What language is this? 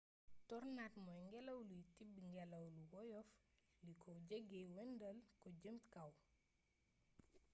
Wolof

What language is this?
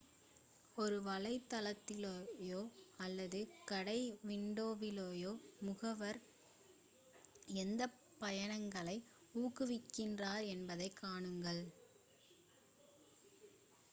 Tamil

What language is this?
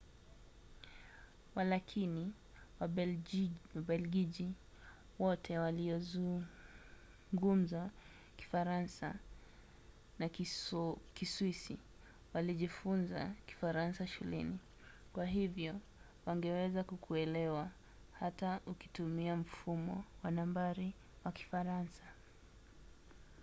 Swahili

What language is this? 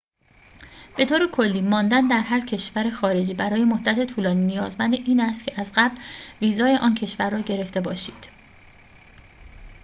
Persian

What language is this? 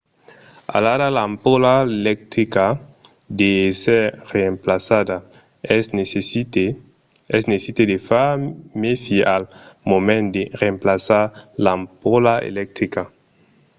Occitan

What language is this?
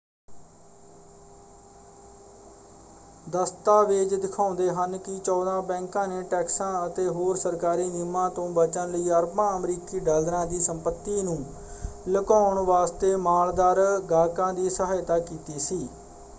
Punjabi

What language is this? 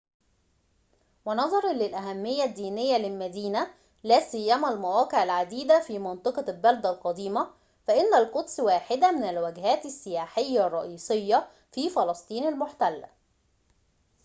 Arabic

